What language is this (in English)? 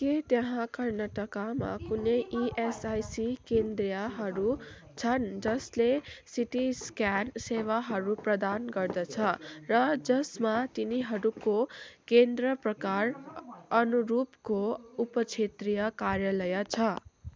Nepali